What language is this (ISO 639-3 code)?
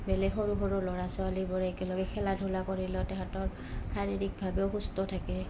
asm